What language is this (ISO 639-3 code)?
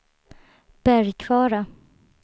swe